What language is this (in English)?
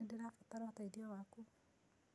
Kikuyu